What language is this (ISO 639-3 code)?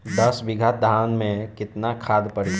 bho